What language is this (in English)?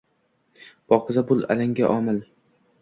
Uzbek